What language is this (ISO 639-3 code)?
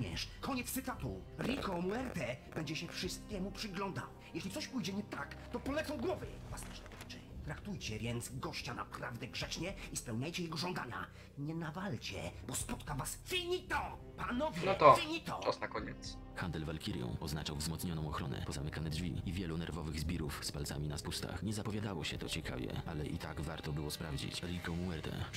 pol